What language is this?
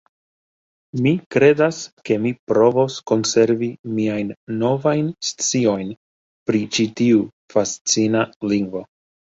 Esperanto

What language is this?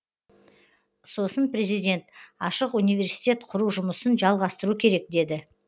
Kazakh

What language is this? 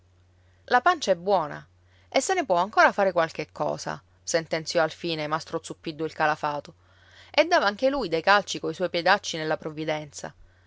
Italian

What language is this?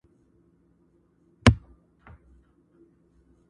Pashto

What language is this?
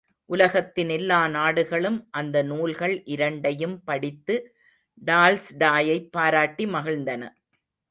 Tamil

